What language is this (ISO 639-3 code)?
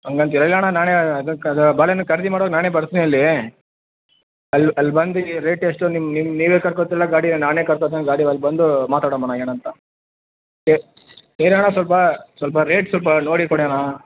kan